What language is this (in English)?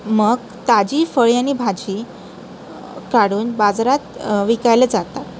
Marathi